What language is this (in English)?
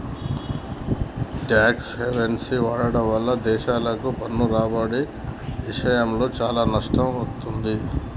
Telugu